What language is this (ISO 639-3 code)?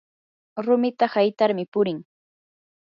qur